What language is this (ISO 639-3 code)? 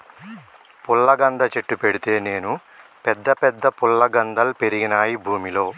tel